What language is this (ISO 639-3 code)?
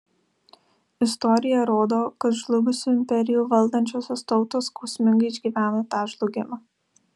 lit